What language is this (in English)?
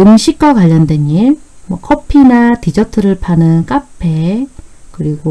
Korean